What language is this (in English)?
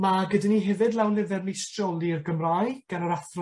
Welsh